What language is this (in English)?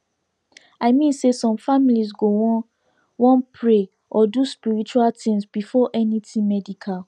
Nigerian Pidgin